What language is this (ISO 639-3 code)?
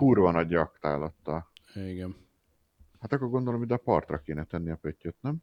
hun